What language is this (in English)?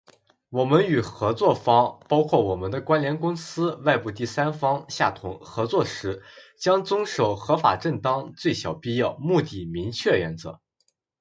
Chinese